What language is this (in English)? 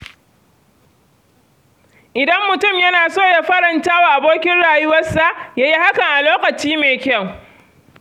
Hausa